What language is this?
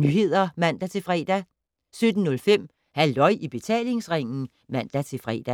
Danish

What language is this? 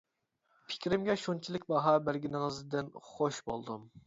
Uyghur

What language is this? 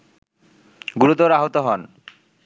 Bangla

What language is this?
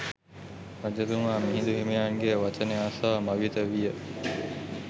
Sinhala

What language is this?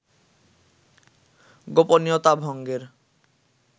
Bangla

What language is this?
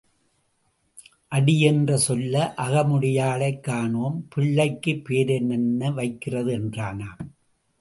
Tamil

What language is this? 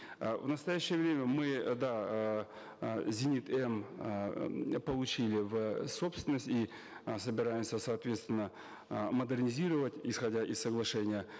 Kazakh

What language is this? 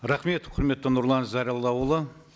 Kazakh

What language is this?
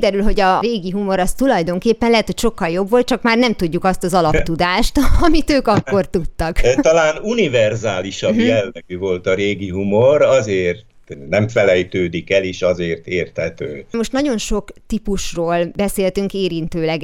Hungarian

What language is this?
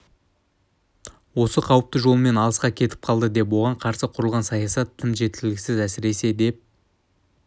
Kazakh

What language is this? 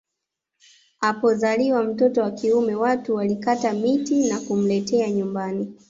Swahili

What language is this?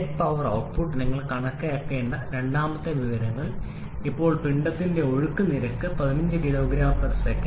Malayalam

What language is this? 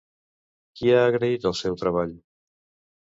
Catalan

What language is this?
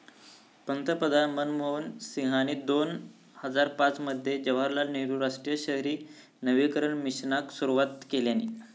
Marathi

